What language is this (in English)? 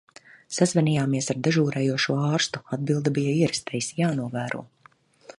Latvian